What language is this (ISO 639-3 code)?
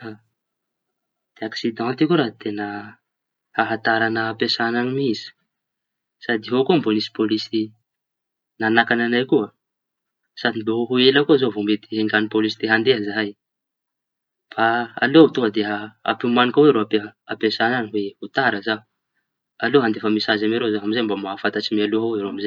txy